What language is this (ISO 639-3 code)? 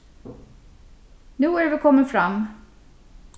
fao